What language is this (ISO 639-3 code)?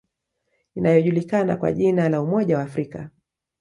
swa